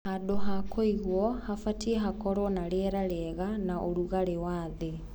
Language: Kikuyu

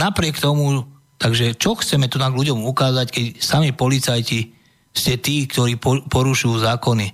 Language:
Slovak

